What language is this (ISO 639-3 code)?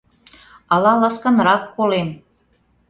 chm